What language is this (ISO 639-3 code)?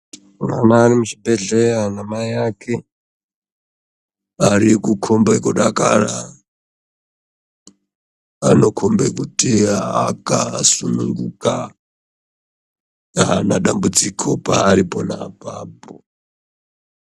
ndc